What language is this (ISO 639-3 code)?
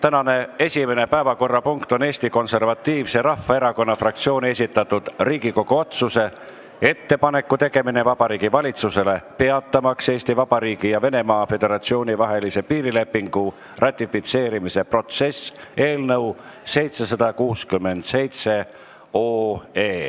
est